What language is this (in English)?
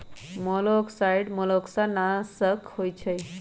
Magahi